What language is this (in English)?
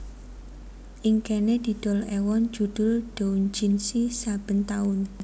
Javanese